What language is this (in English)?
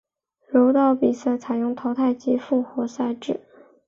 Chinese